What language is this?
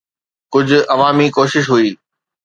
Sindhi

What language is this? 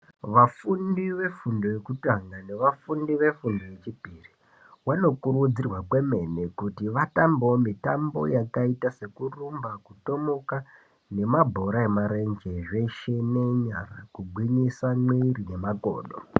Ndau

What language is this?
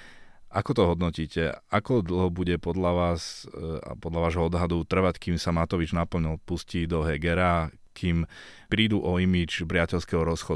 Slovak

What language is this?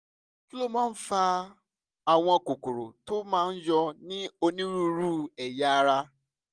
Yoruba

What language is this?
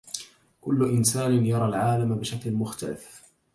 Arabic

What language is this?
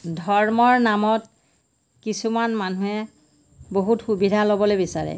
Assamese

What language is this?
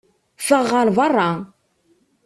Kabyle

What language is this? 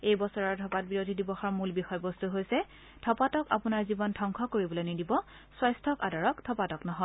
Assamese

